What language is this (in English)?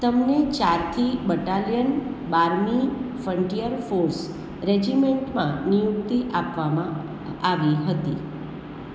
Gujarati